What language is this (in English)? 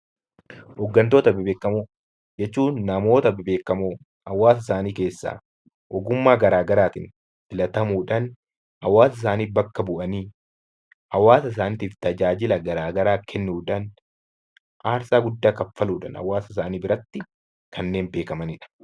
Oromo